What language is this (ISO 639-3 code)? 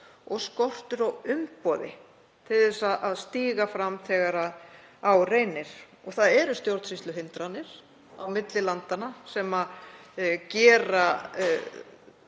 isl